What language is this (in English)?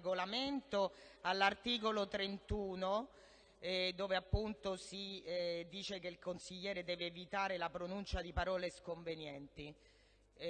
Italian